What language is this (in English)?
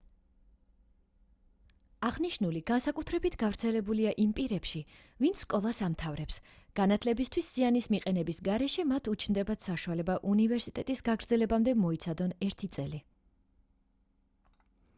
Georgian